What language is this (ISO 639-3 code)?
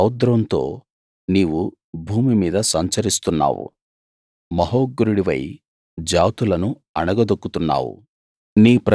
tel